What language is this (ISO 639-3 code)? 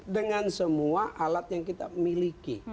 ind